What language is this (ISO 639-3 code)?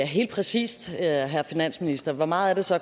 dan